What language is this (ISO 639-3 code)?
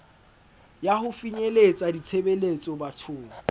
sot